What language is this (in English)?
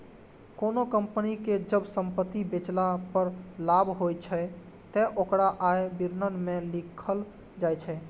Maithili